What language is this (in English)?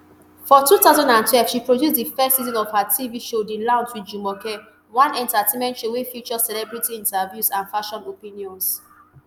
Nigerian Pidgin